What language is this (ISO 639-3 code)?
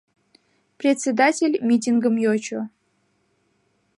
chm